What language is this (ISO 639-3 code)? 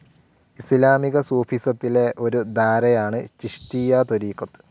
mal